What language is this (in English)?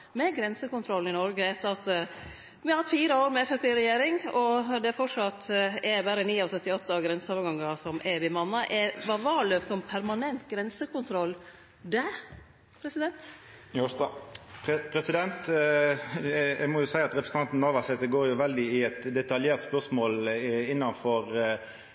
Norwegian Nynorsk